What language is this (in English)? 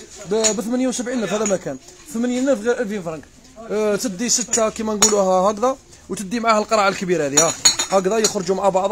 Arabic